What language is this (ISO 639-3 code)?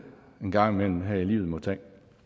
dan